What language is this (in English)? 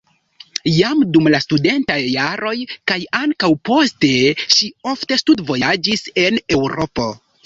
Esperanto